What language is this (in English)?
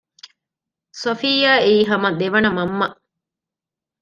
Divehi